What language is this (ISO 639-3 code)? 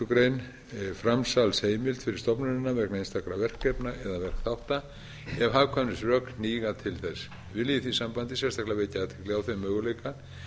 isl